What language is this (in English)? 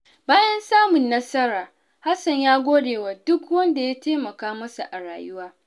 Hausa